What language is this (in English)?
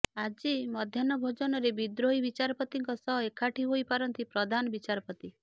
Odia